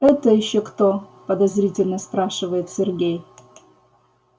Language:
Russian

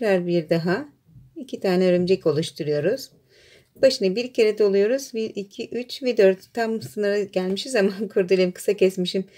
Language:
Turkish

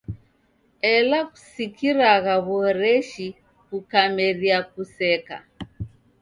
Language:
Taita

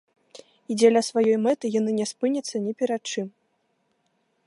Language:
Belarusian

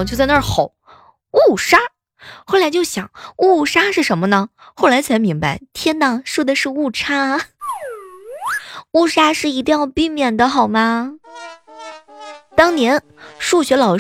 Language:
Chinese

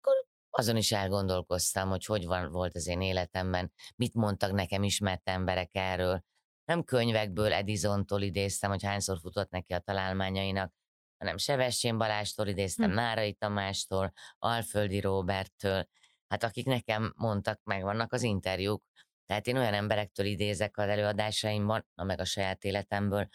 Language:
Hungarian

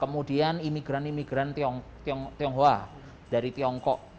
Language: Indonesian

